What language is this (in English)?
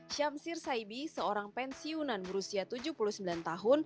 Indonesian